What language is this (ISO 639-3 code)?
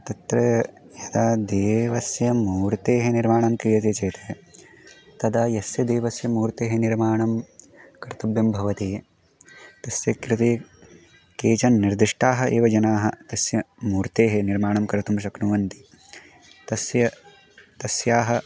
san